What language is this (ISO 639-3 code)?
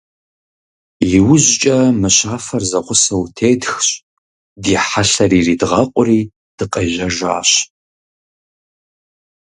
kbd